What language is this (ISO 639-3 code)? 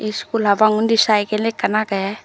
ccp